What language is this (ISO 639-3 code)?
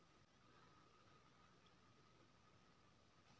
mai